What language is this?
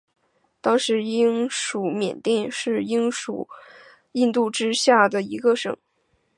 Chinese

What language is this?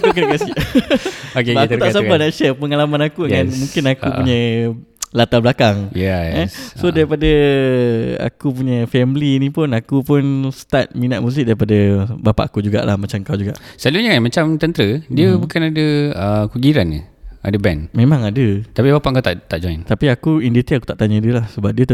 Malay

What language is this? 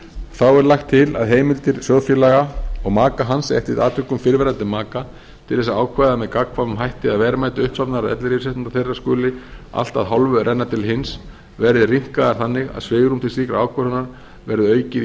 Icelandic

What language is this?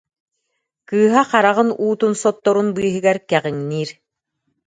Yakut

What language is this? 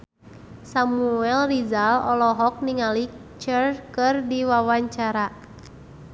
Sundanese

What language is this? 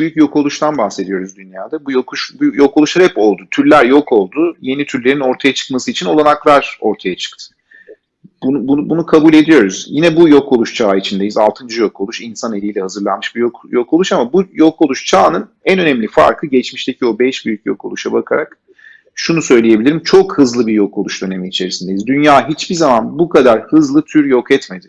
Turkish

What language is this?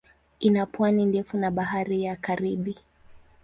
Swahili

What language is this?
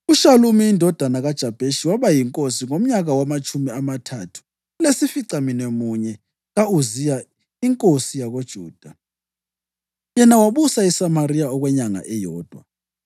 North Ndebele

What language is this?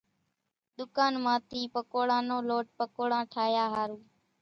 Kachi Koli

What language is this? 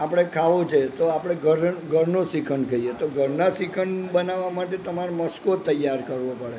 Gujarati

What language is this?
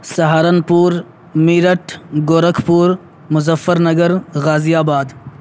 Urdu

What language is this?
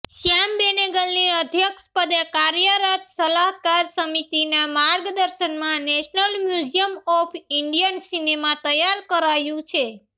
Gujarati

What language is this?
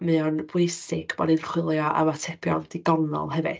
Welsh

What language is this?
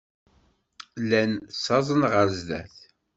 Kabyle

